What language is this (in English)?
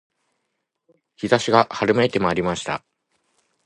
Japanese